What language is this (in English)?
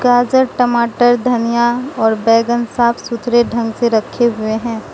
Hindi